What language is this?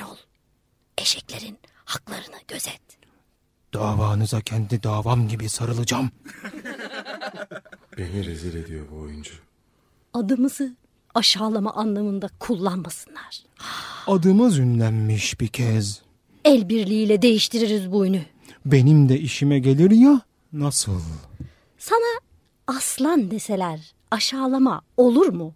Turkish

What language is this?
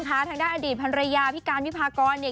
Thai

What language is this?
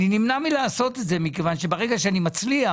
Hebrew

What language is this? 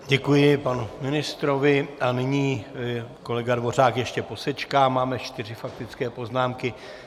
Czech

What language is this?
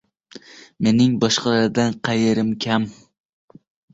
Uzbek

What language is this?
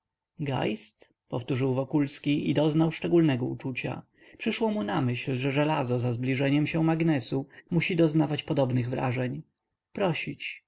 Polish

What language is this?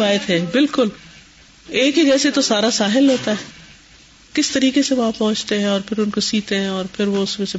Urdu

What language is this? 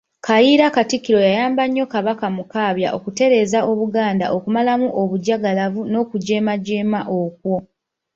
Ganda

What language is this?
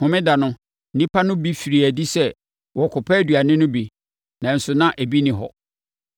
Akan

